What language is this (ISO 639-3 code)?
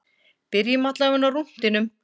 isl